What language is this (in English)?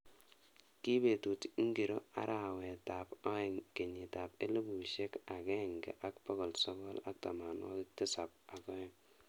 Kalenjin